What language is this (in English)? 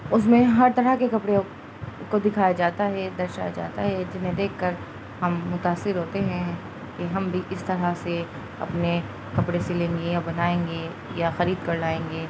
Urdu